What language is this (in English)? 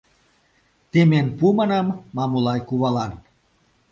Mari